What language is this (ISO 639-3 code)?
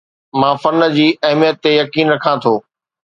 snd